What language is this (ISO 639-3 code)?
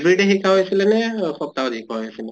asm